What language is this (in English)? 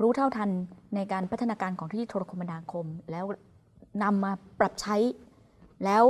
Thai